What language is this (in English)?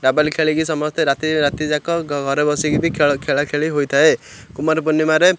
Odia